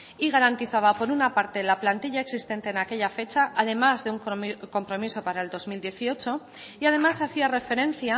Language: Spanish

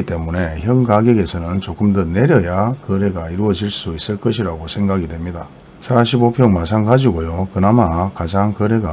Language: Korean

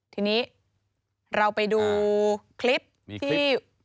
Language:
Thai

